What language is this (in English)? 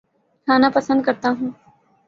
Urdu